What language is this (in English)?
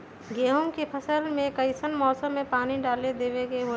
Magahi